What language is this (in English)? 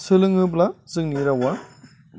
Bodo